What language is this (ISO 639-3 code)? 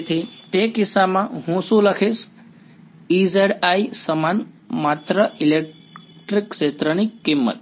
guj